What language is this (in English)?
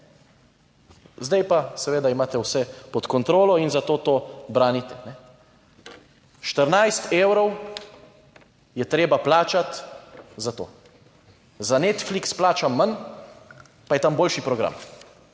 Slovenian